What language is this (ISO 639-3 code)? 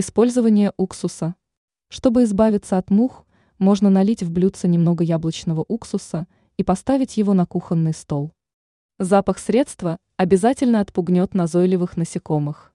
rus